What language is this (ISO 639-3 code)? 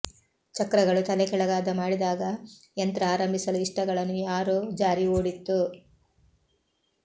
kan